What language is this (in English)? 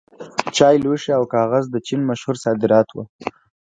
Pashto